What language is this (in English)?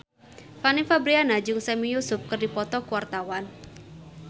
Sundanese